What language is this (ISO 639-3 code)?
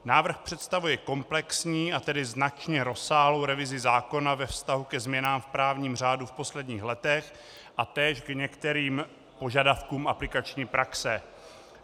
ces